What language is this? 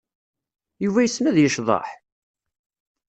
Kabyle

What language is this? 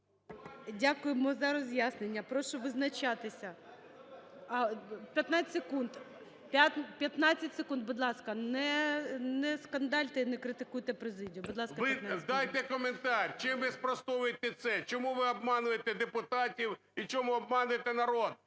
Ukrainian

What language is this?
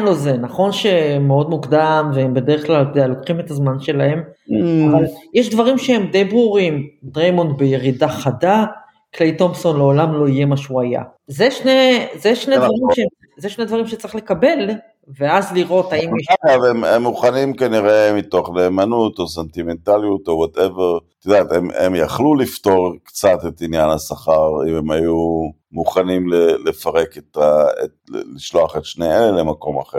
Hebrew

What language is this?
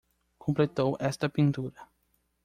Portuguese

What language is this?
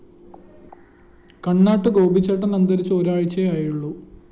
Malayalam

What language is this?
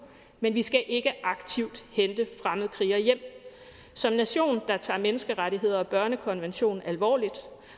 Danish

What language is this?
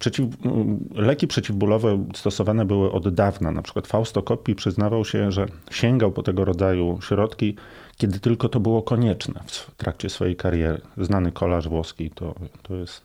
Polish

